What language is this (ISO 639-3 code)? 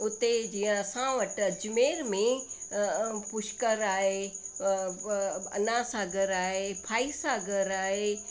snd